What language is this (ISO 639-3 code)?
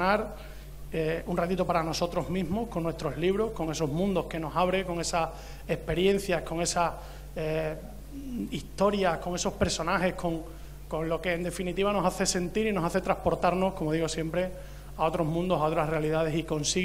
spa